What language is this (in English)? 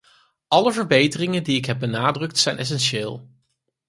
Dutch